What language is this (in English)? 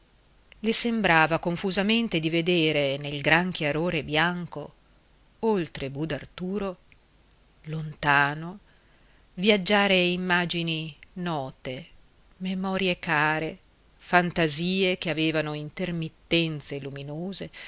Italian